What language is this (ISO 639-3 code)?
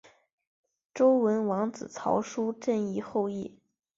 zho